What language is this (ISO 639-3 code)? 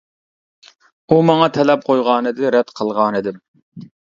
uig